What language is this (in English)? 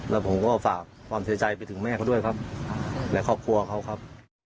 Thai